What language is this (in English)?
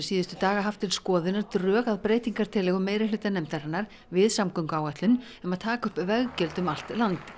Icelandic